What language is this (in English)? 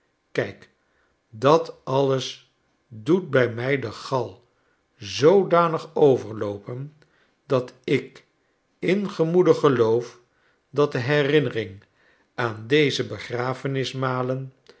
Dutch